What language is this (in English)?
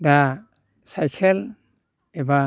Bodo